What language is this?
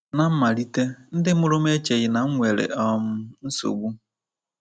Igbo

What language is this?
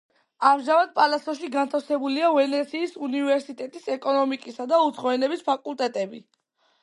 Georgian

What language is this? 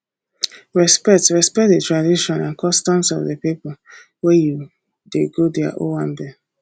Nigerian Pidgin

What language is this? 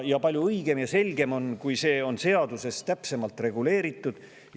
Estonian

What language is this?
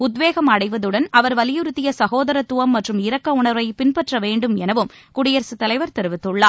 Tamil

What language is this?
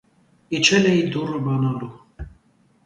Armenian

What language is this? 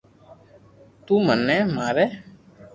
Loarki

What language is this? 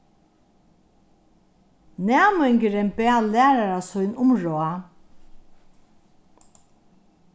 Faroese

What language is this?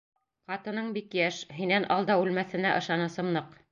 Bashkir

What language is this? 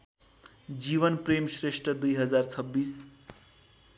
Nepali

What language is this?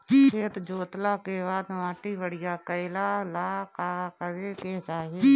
Bhojpuri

